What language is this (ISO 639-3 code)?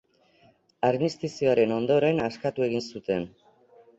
eus